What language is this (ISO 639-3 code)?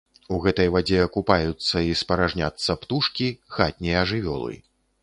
bel